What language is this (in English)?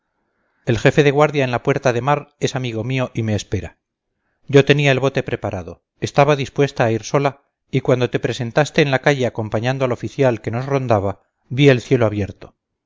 Spanish